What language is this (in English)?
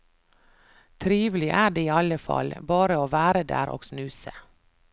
Norwegian